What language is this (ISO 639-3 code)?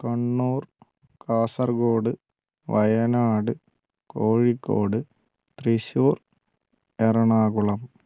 mal